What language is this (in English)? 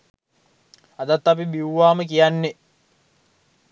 Sinhala